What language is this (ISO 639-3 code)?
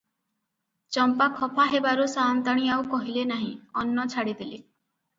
ori